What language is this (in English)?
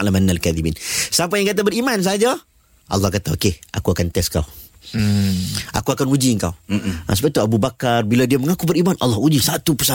Malay